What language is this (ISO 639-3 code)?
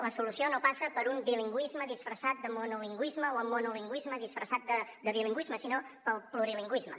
cat